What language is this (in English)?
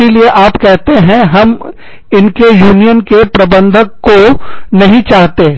Hindi